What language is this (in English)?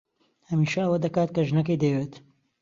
Central Kurdish